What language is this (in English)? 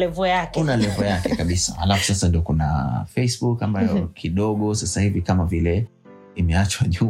Swahili